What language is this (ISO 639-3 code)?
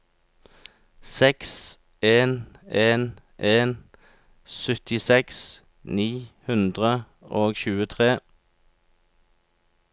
nor